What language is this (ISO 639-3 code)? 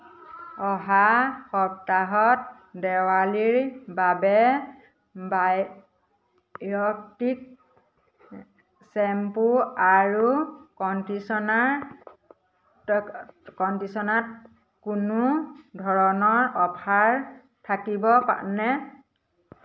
asm